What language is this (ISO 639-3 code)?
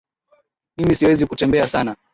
swa